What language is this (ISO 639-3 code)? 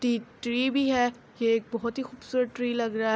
urd